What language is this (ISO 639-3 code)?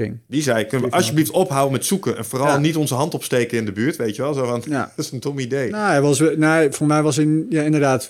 nld